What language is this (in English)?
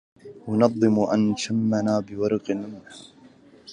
Arabic